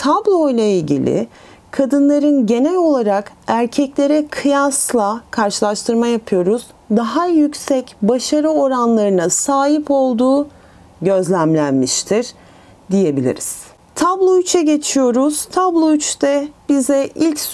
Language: Turkish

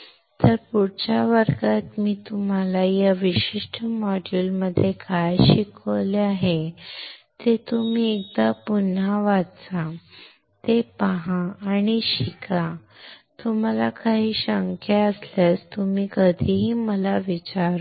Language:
Marathi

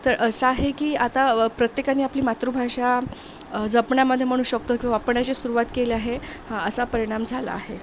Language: Marathi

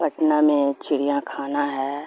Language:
Urdu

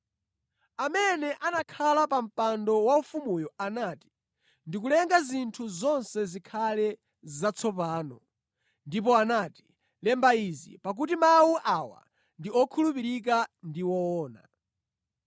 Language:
Nyanja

